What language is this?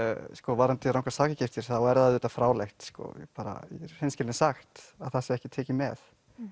Icelandic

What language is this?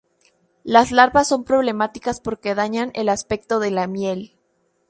Spanish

